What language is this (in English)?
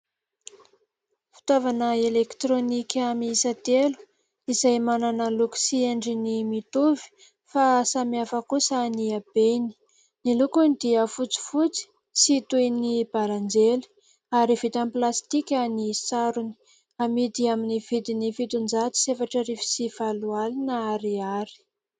Malagasy